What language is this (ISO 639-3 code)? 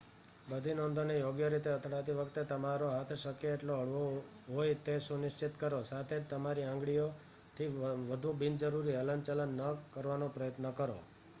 guj